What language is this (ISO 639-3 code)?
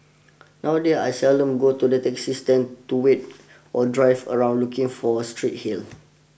eng